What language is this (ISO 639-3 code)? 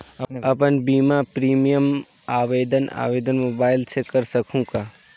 hne